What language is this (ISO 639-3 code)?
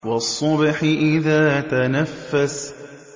ara